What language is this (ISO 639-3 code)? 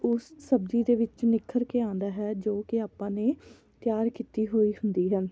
pan